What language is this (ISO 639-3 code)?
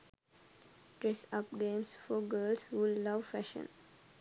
sin